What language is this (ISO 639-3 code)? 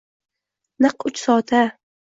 uzb